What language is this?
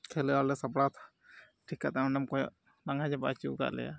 Santali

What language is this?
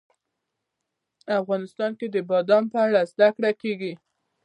Pashto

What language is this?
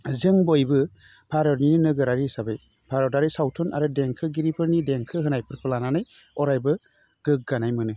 Bodo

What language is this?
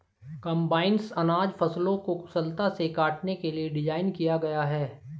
Hindi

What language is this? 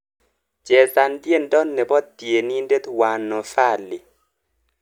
Kalenjin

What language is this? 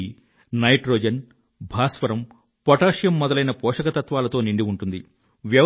Telugu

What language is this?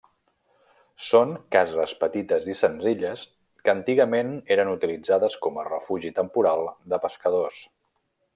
Catalan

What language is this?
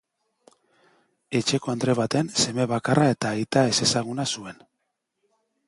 Basque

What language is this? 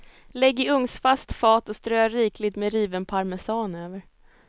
Swedish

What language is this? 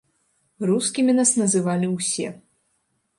Belarusian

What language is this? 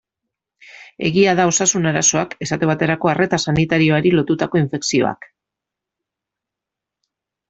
Basque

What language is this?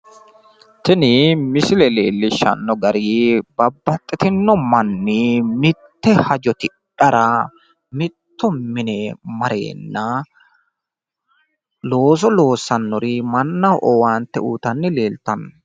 Sidamo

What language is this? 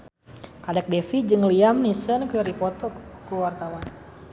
Sundanese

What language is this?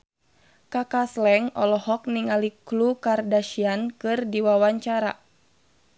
Sundanese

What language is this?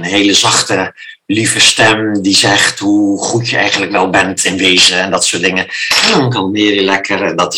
Dutch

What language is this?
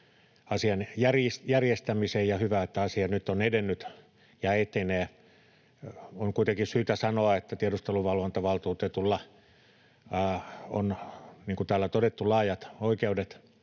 Finnish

